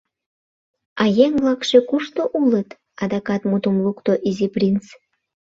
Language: Mari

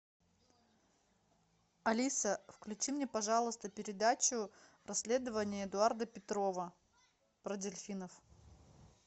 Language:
Russian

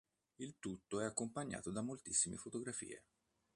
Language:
Italian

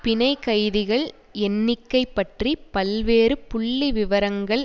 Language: Tamil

